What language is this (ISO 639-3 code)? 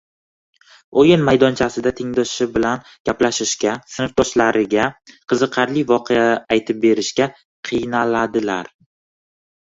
uzb